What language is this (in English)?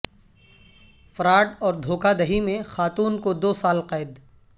Urdu